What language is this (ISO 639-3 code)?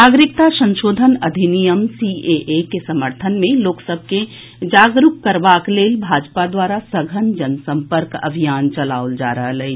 mai